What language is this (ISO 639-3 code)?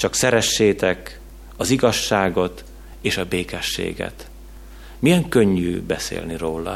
hun